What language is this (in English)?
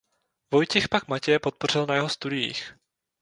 Czech